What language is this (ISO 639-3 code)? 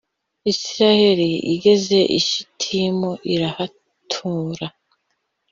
kin